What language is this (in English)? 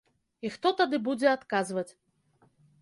Belarusian